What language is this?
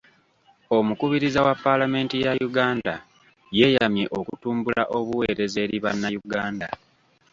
Ganda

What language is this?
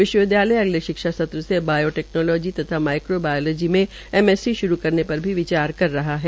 Hindi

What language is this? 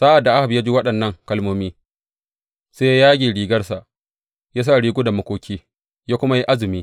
Hausa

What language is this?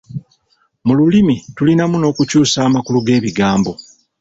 Ganda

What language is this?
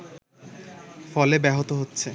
Bangla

